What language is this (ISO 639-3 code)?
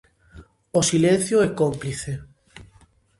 glg